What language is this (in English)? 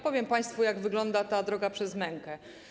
Polish